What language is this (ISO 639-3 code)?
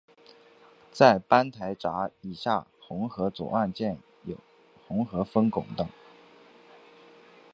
zho